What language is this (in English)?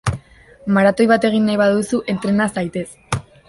Basque